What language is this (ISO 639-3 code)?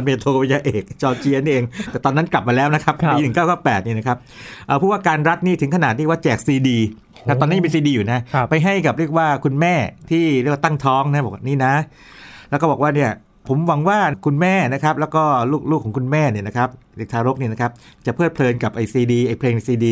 tha